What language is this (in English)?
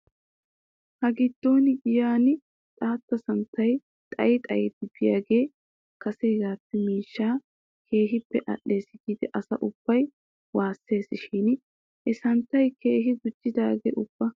Wolaytta